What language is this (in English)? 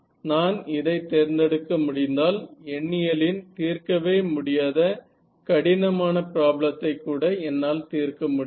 Tamil